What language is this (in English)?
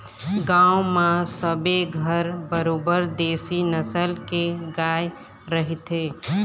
Chhattisgarhi